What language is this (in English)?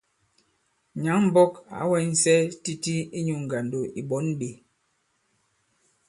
Bankon